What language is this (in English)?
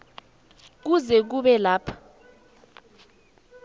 South Ndebele